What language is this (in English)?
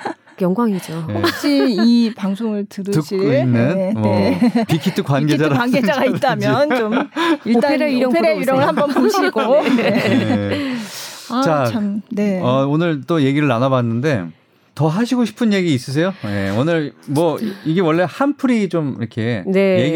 Korean